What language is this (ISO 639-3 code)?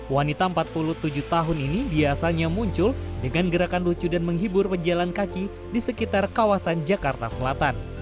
ind